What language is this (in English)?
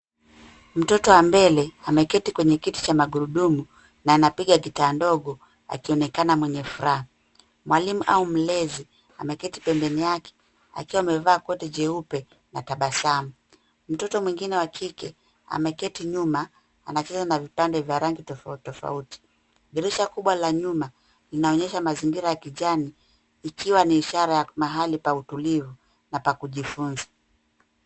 Swahili